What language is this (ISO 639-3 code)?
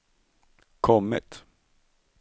swe